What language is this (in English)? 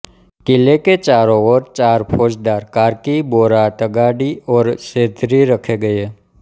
Hindi